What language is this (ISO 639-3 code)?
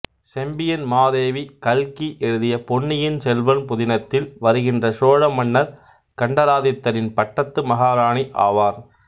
tam